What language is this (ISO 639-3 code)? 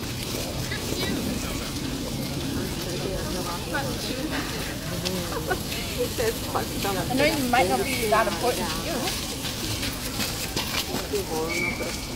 ces